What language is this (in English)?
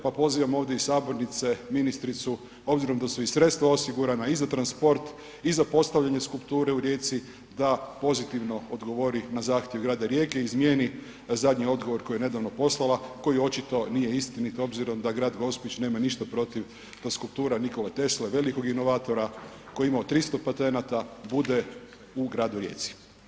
Croatian